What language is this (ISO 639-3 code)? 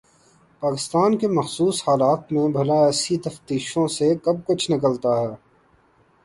urd